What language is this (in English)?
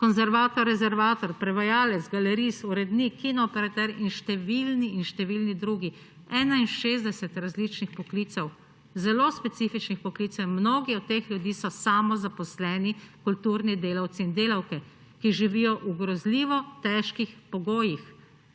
Slovenian